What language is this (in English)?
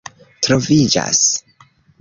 Esperanto